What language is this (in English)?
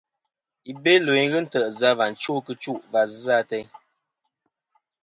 Kom